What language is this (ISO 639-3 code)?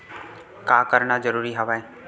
hne